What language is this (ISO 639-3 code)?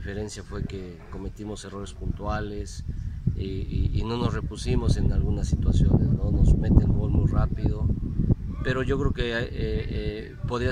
spa